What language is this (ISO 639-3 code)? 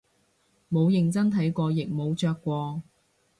yue